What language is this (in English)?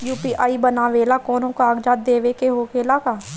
Bhojpuri